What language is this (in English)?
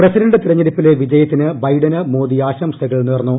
Malayalam